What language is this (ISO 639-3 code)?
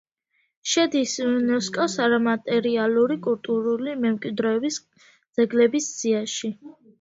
kat